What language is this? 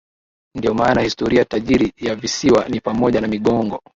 Swahili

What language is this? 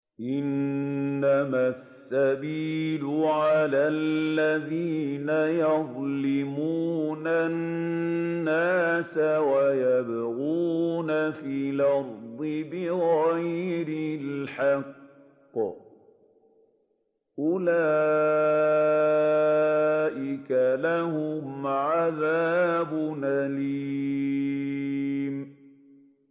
Arabic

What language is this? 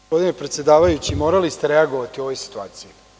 Serbian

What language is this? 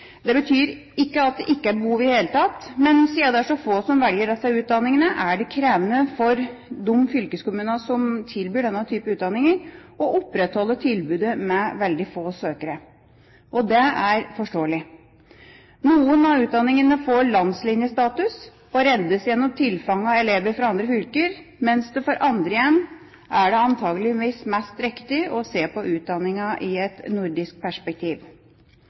Norwegian Bokmål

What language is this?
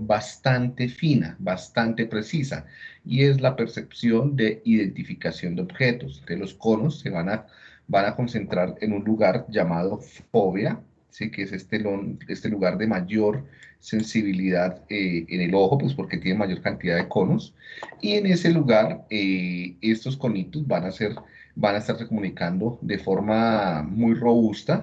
Spanish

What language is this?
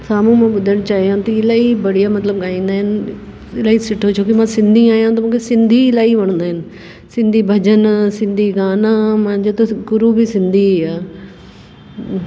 Sindhi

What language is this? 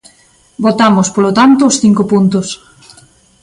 Galician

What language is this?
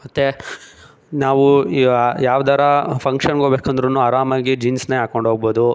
Kannada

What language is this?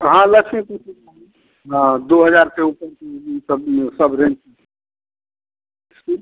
Hindi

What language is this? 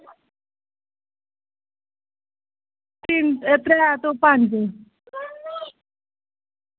Dogri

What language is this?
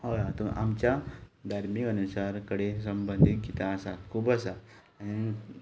Konkani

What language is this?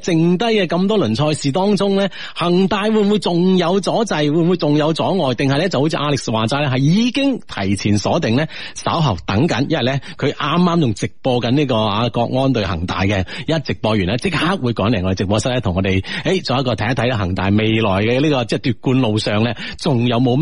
Chinese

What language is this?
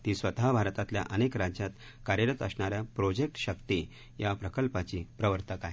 Marathi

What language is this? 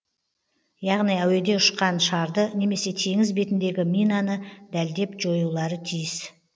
Kazakh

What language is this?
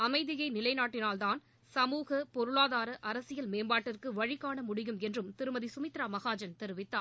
Tamil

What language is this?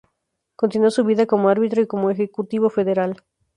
Spanish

